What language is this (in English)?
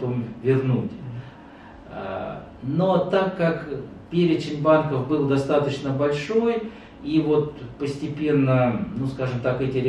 Russian